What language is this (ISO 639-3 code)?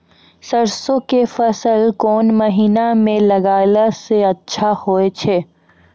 mai